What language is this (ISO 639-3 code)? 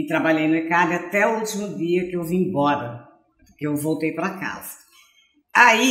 por